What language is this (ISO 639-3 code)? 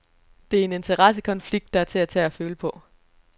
dan